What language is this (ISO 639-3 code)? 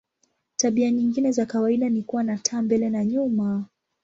swa